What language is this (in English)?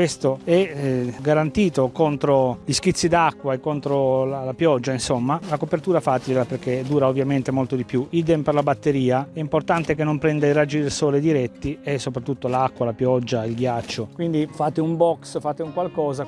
Italian